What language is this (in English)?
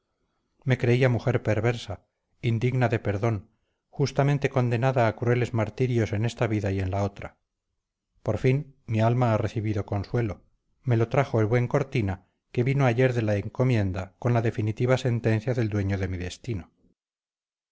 Spanish